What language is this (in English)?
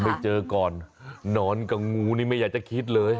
Thai